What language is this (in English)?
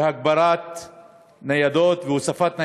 Hebrew